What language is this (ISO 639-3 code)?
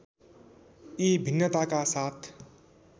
nep